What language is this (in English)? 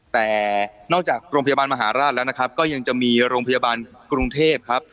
Thai